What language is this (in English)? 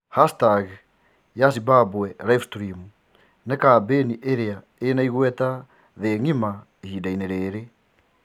Kikuyu